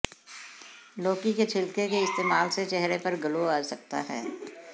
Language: Hindi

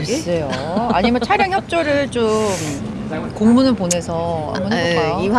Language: Korean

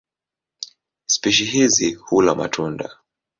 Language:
Swahili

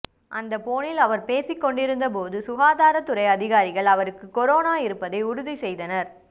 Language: Tamil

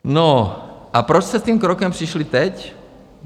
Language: Czech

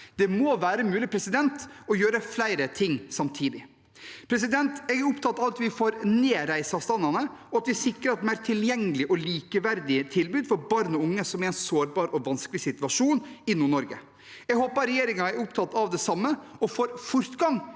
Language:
Norwegian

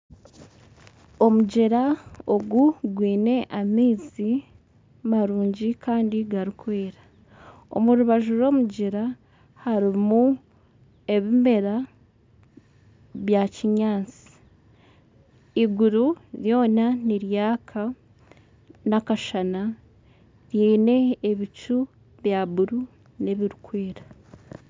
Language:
Nyankole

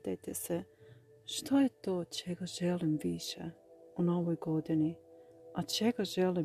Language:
Croatian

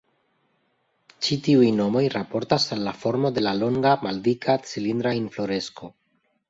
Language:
Esperanto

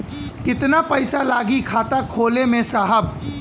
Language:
Bhojpuri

